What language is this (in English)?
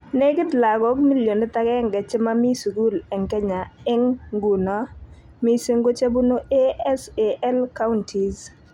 Kalenjin